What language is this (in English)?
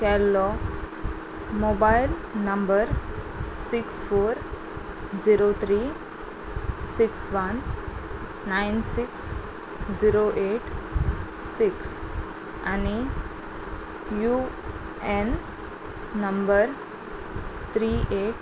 Konkani